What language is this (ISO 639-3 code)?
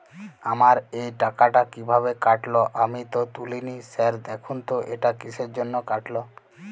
ben